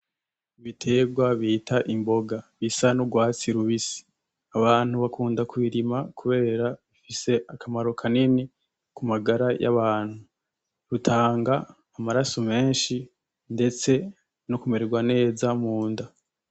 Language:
Rundi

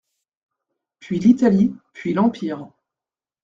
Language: French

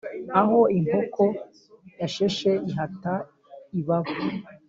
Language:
Kinyarwanda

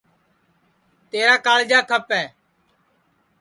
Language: Sansi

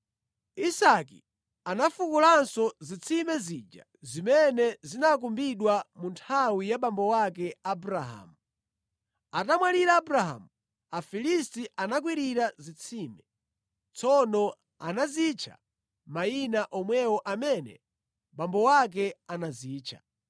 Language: Nyanja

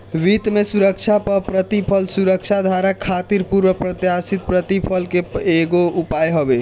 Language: Bhojpuri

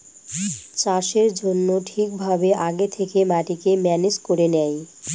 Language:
Bangla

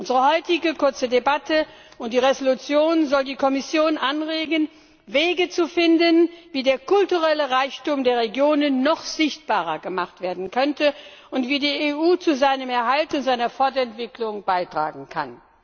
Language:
German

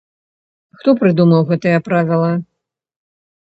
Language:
Belarusian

